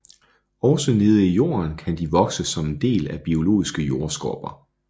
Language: Danish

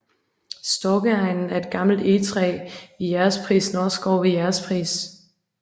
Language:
Danish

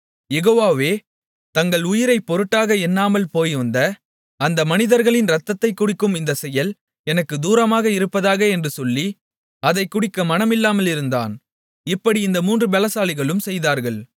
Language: Tamil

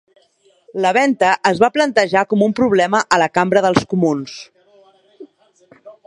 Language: Catalan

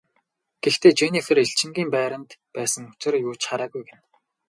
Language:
Mongolian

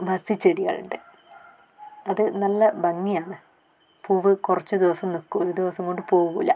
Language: Malayalam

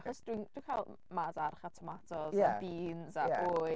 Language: Welsh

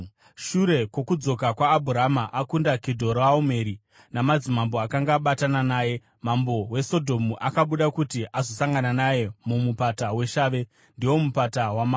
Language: Shona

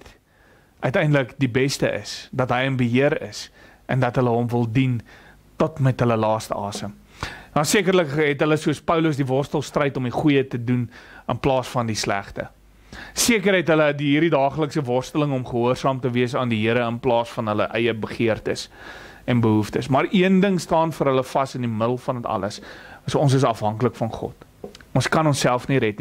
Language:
Dutch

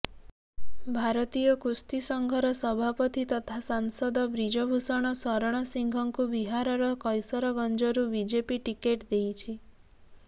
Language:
Odia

